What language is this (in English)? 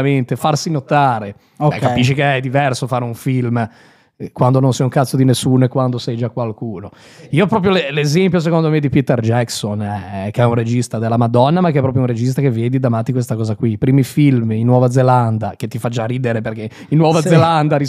Italian